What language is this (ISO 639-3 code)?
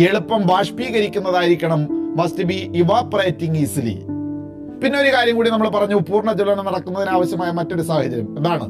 mal